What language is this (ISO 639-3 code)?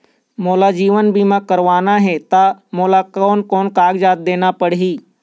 hne